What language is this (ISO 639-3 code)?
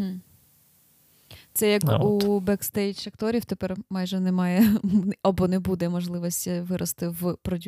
ukr